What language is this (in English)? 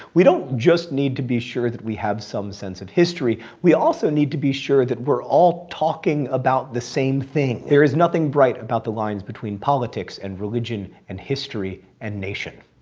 English